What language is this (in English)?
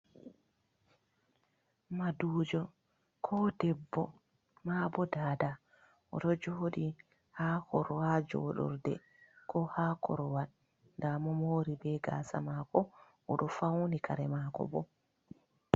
Fula